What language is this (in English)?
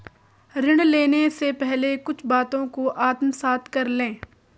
Hindi